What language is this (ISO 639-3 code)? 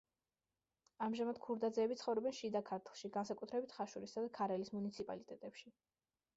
kat